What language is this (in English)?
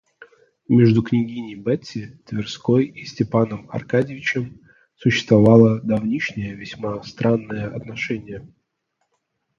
Russian